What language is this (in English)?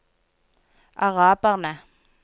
Norwegian